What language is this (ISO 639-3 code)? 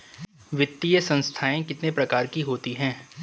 hin